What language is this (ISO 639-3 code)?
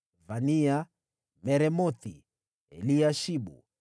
swa